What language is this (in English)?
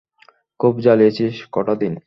Bangla